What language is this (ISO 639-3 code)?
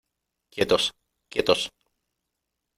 spa